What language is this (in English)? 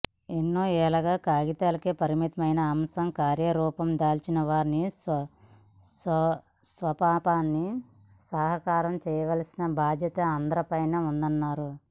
Telugu